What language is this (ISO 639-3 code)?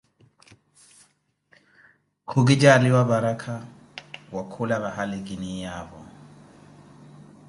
eko